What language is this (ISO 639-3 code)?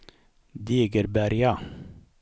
swe